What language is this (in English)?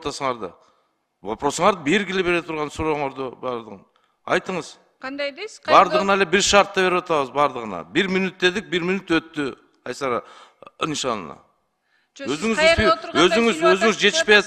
Turkish